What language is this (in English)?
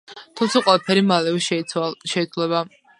Georgian